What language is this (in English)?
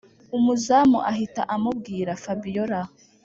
Kinyarwanda